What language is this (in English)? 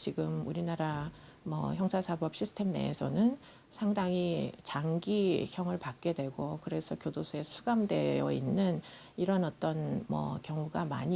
Korean